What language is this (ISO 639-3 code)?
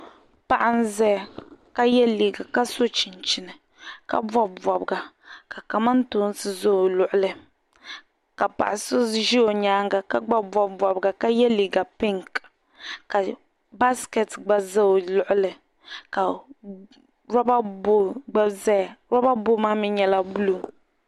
dag